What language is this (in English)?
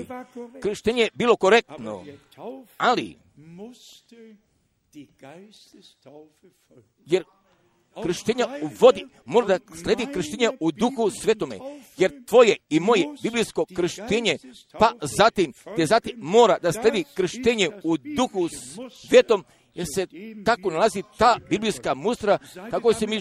Croatian